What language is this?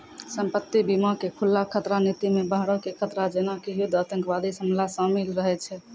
Maithili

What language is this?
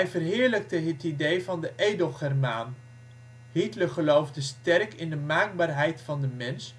Dutch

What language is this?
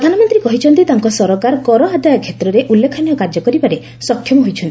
Odia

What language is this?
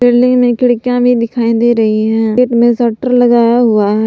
Hindi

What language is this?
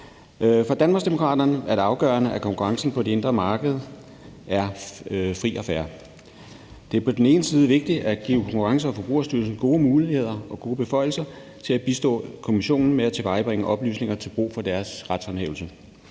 Danish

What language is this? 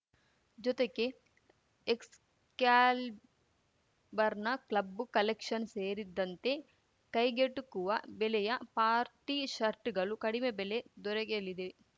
Kannada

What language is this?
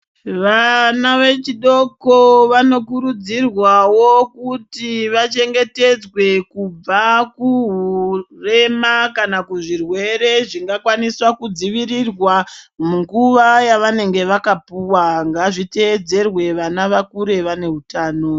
Ndau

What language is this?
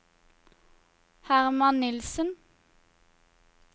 Norwegian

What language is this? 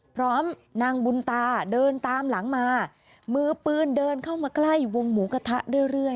Thai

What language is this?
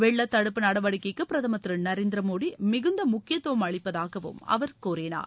Tamil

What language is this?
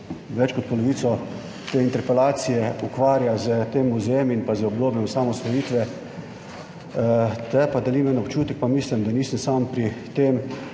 Slovenian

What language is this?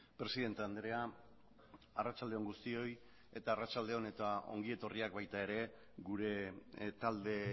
Basque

